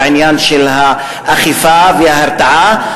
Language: Hebrew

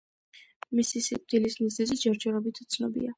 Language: Georgian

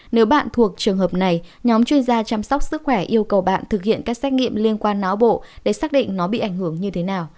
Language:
Vietnamese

